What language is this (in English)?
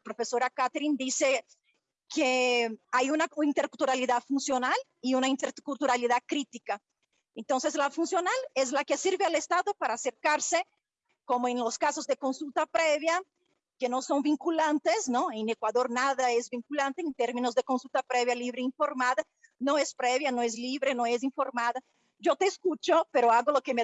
Spanish